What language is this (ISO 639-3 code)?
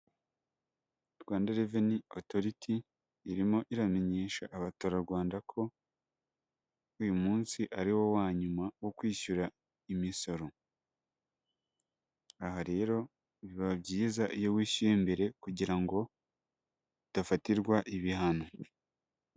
kin